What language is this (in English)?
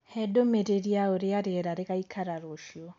Kikuyu